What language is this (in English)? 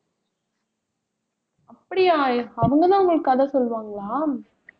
Tamil